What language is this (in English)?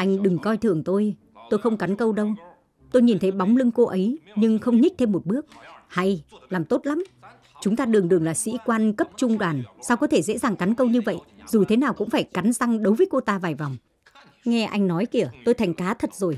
Vietnamese